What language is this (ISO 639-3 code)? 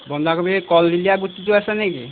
asm